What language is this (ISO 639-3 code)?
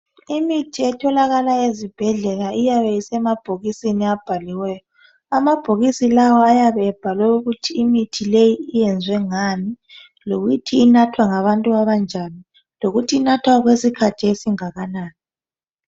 nde